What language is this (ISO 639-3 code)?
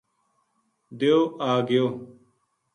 gju